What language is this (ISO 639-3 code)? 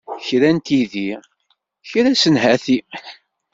kab